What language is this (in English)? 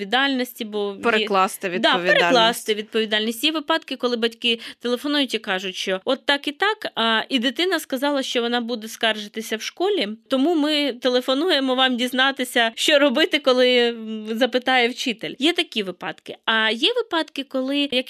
Ukrainian